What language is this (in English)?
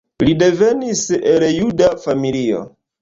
Esperanto